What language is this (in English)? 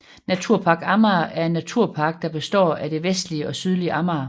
Danish